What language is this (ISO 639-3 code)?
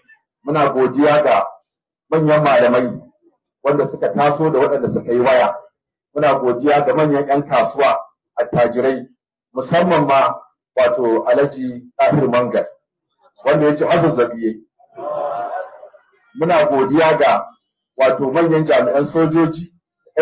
ara